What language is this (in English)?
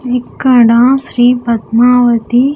Telugu